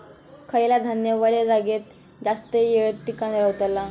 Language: Marathi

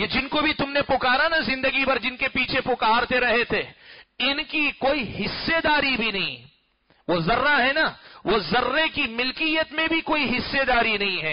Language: Arabic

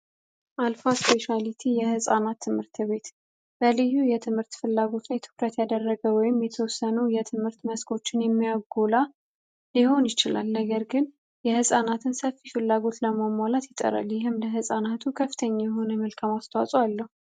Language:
Amharic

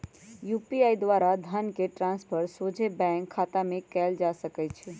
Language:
Magahi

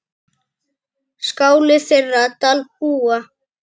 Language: Icelandic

